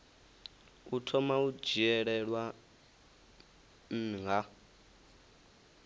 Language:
Venda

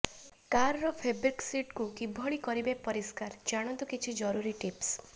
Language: Odia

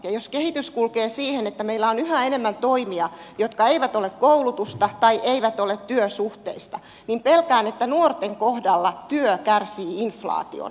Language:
Finnish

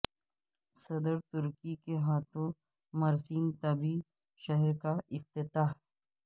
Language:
Urdu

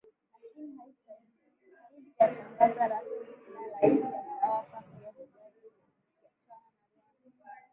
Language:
Swahili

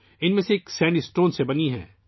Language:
Urdu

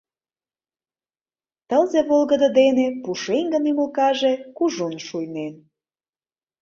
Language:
Mari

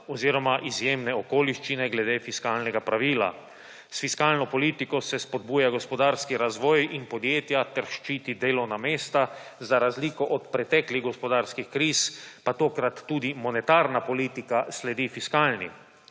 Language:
Slovenian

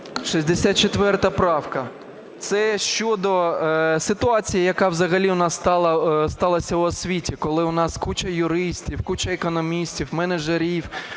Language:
Ukrainian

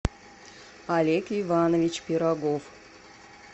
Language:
Russian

